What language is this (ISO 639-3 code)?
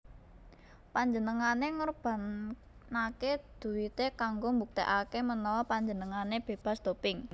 jav